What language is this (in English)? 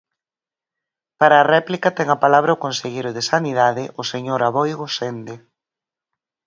Galician